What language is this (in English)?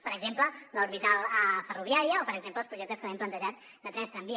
Catalan